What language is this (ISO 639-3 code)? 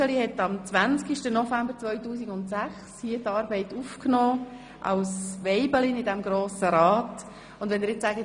gsw